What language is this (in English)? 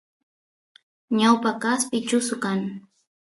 Santiago del Estero Quichua